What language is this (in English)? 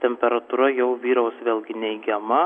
Lithuanian